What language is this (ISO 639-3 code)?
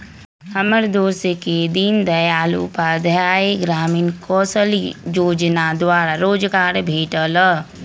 mag